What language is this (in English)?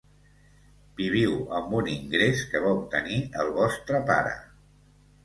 Catalan